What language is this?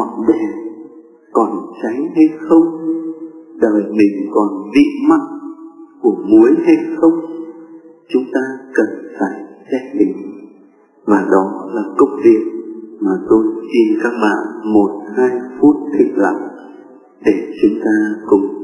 Vietnamese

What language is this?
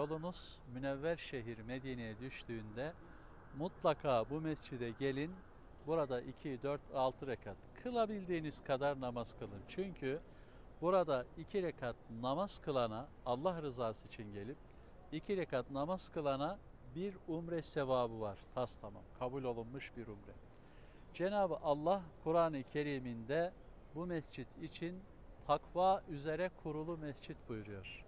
Turkish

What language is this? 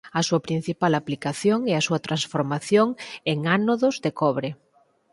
Galician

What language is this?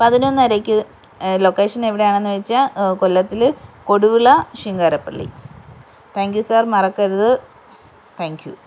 Malayalam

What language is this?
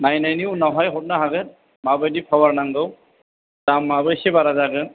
Bodo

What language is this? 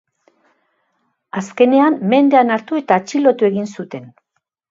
Basque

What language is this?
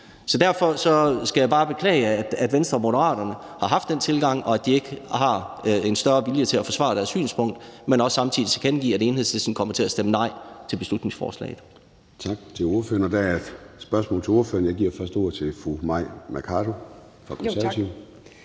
Danish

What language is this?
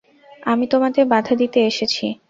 Bangla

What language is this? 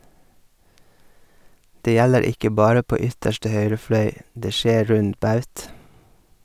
Norwegian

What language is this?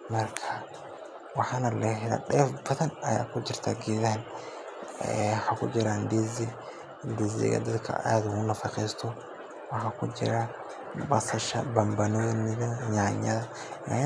Somali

